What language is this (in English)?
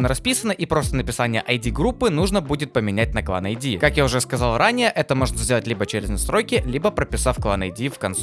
Russian